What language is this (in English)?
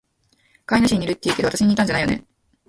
Japanese